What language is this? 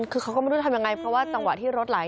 Thai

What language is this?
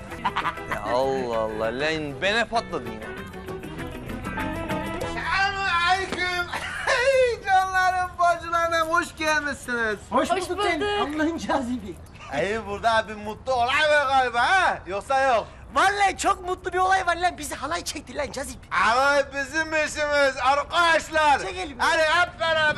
Turkish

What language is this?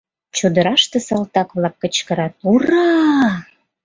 Mari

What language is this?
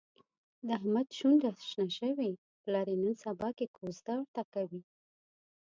Pashto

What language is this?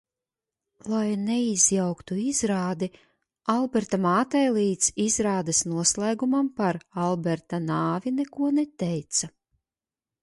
Latvian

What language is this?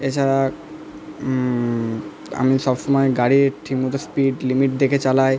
Bangla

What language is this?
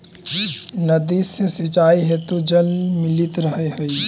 Magahi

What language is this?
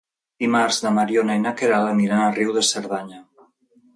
Catalan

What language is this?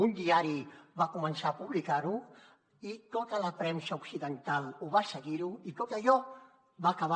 Catalan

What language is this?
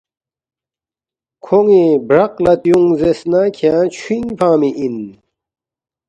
Balti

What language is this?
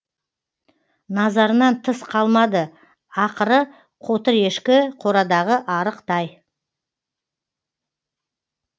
Kazakh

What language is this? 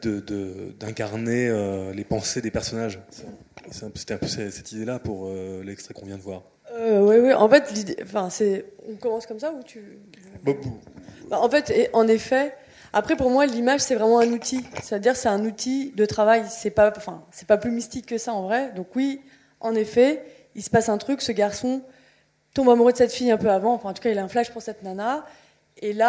French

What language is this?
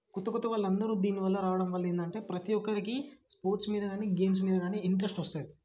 Telugu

